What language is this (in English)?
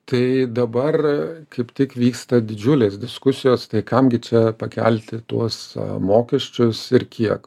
Lithuanian